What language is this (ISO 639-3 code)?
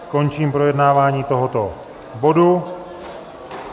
ces